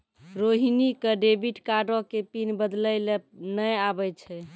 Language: Maithili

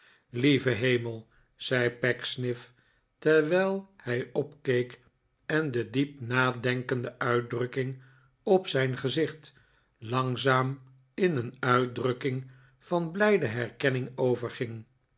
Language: Dutch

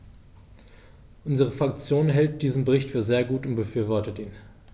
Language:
German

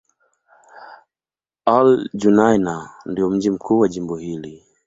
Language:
Swahili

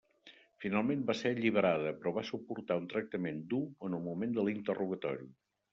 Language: Catalan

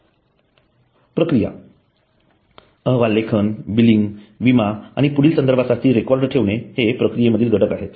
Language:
Marathi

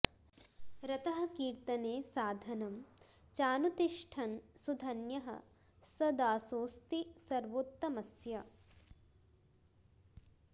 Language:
Sanskrit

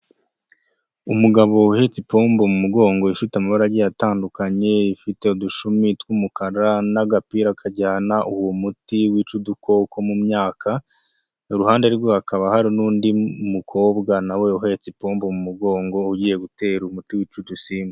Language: Kinyarwanda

